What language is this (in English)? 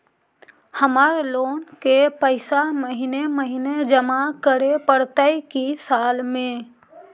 Magahi